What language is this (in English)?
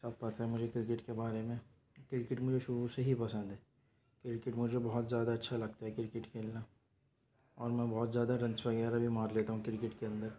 Urdu